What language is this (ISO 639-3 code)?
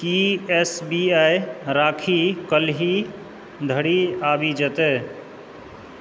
mai